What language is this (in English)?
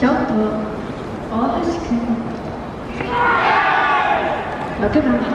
Japanese